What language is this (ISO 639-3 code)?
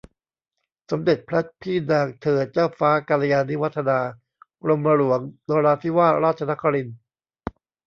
tha